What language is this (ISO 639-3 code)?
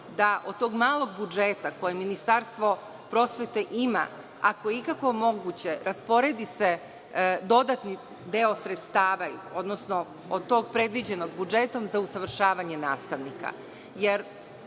srp